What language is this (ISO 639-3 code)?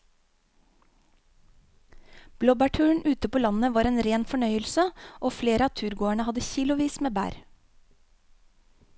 nor